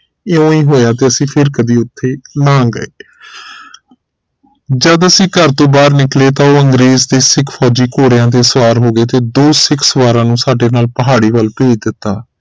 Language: Punjabi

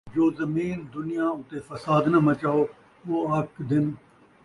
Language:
Saraiki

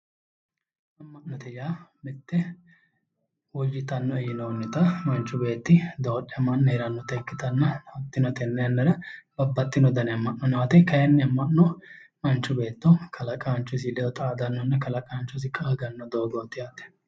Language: Sidamo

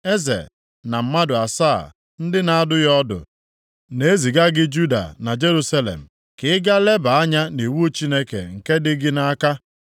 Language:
Igbo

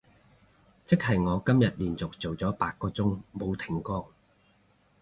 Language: Cantonese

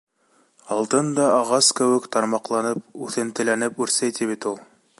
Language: Bashkir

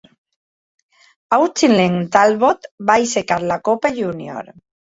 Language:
Catalan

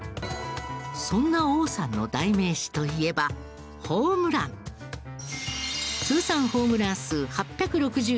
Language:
Japanese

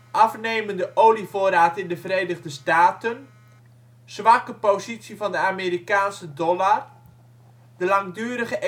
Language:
Dutch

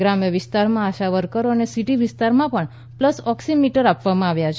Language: Gujarati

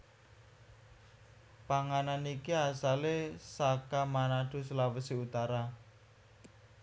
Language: Javanese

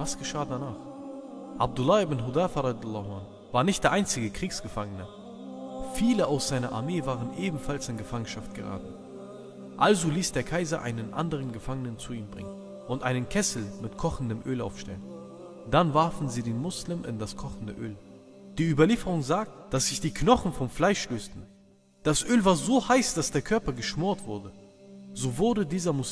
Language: German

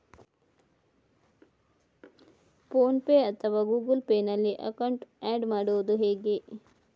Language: Kannada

